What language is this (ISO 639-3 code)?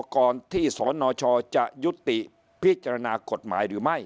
tha